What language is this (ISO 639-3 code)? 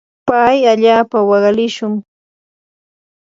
qur